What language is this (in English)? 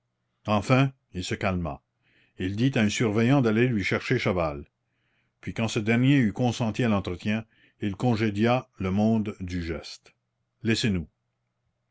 French